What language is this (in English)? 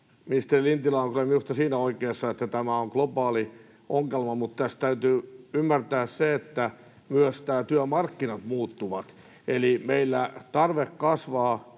Finnish